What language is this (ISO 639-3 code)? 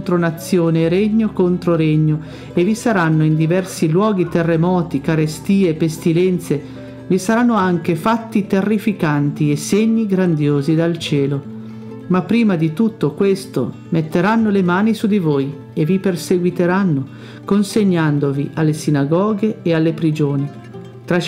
ita